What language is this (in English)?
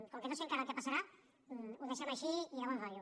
Catalan